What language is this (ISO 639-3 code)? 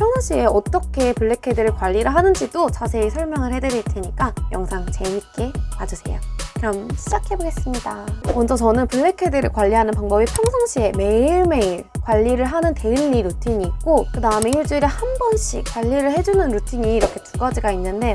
kor